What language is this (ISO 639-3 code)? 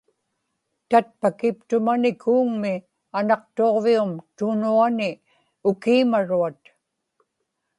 ipk